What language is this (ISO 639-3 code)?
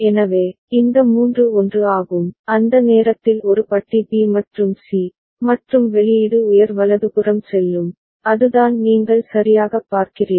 tam